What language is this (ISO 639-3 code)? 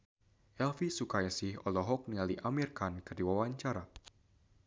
sun